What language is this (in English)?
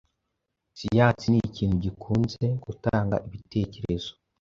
Kinyarwanda